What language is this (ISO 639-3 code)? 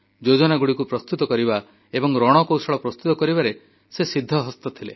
ori